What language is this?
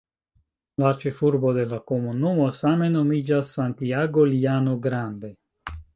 Esperanto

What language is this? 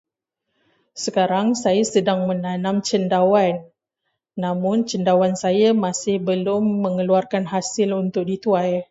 Malay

